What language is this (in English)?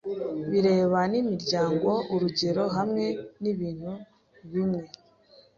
Kinyarwanda